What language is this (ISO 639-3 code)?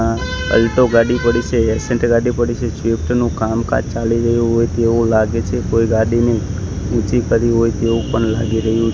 guj